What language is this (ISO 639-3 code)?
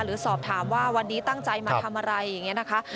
tha